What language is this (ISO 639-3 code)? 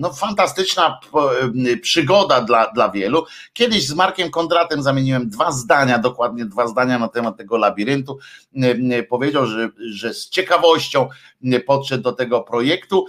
pol